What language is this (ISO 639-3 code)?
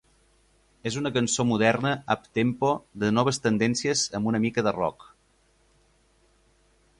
cat